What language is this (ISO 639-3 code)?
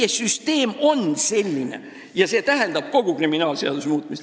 est